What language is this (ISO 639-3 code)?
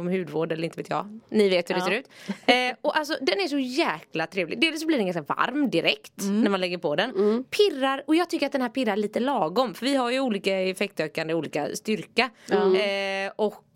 swe